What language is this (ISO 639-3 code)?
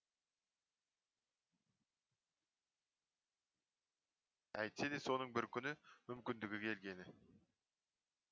kaz